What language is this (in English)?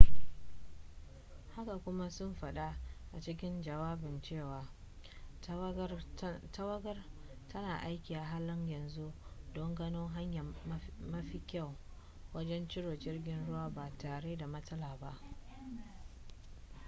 Hausa